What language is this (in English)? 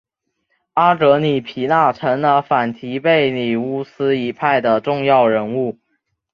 Chinese